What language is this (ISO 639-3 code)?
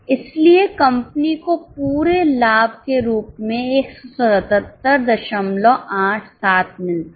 hin